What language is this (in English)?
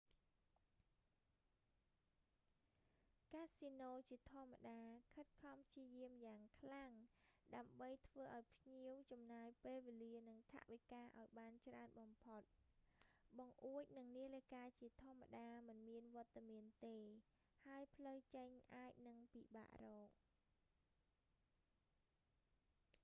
Khmer